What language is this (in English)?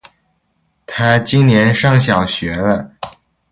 Chinese